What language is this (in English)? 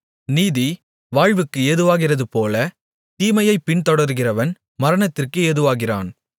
Tamil